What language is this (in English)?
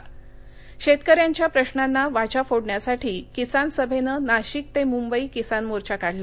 Marathi